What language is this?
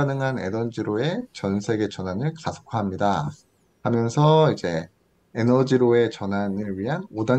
Korean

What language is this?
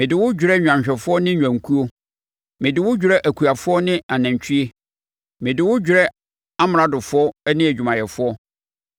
Akan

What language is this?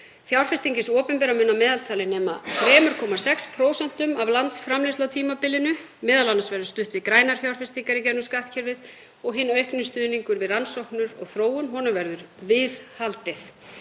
Icelandic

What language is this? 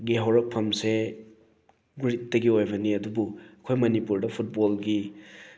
Manipuri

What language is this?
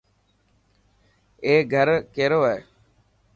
Dhatki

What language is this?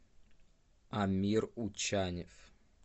Russian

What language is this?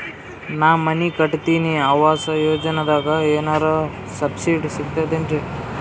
Kannada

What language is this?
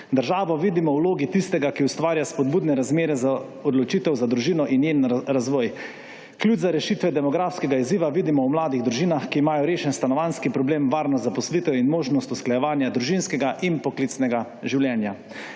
Slovenian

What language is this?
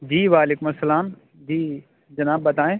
Urdu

